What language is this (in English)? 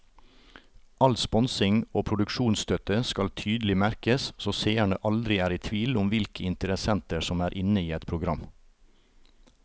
Norwegian